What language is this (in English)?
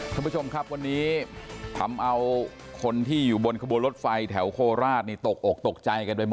Thai